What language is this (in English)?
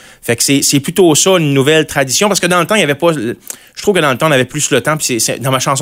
French